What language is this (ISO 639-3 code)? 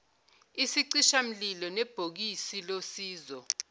zul